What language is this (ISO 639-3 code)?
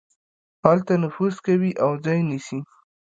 pus